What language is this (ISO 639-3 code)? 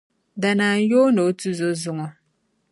dag